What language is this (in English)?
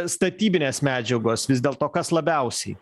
Lithuanian